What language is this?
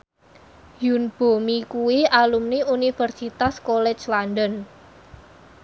Javanese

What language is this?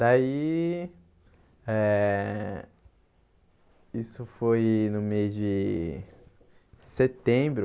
Portuguese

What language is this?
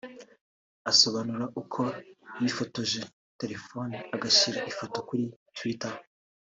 Kinyarwanda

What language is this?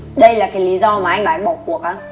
Vietnamese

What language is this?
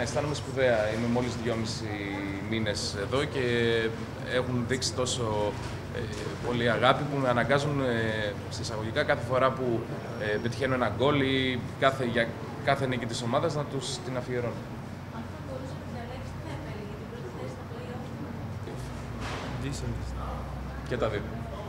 Greek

